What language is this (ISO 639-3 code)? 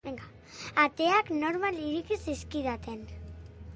eus